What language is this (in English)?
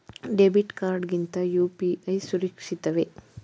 Kannada